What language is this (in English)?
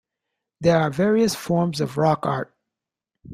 English